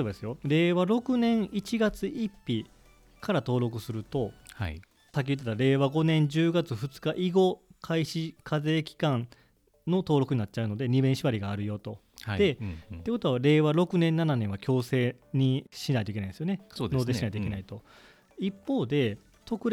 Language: Japanese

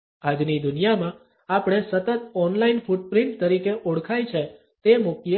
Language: Gujarati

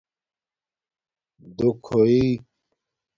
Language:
Domaaki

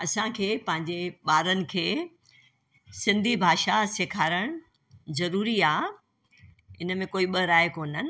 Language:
Sindhi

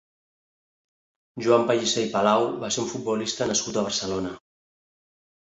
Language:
Catalan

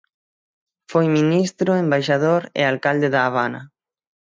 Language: Galician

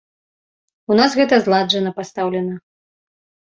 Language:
Belarusian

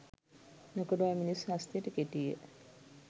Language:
Sinhala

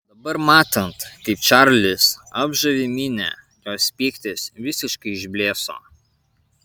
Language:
Lithuanian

